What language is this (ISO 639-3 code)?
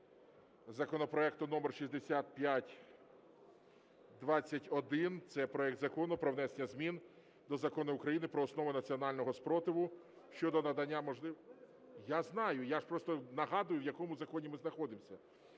ukr